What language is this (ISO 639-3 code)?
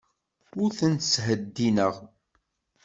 kab